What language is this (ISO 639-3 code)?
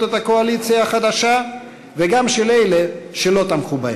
heb